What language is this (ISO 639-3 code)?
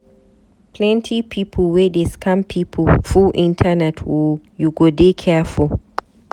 pcm